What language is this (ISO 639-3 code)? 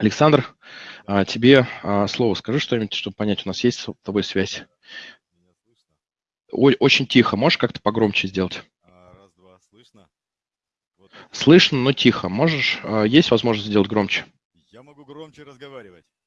rus